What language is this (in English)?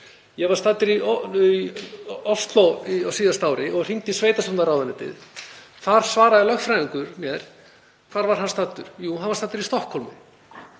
Icelandic